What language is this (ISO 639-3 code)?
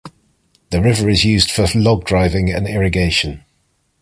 eng